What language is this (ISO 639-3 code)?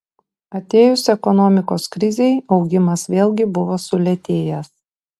lit